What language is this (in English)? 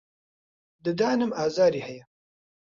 Central Kurdish